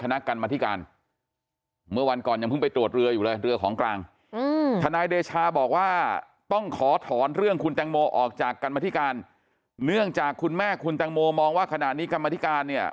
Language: Thai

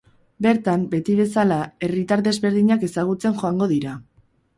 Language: Basque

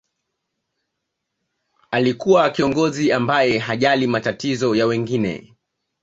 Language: Swahili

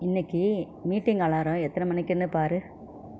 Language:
Tamil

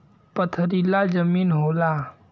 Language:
Bhojpuri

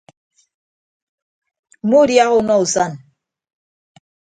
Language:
Ibibio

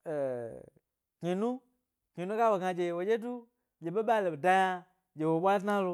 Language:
Gbari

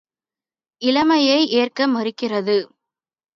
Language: Tamil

